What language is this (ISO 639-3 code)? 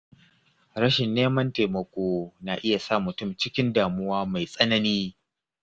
hau